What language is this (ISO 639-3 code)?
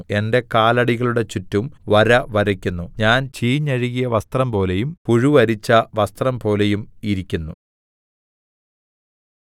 mal